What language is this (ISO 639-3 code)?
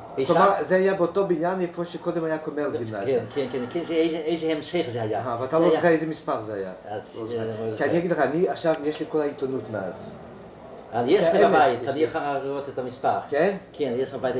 heb